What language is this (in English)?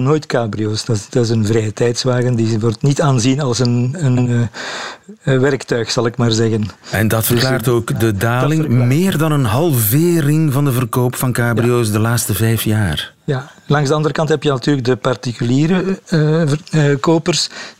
Dutch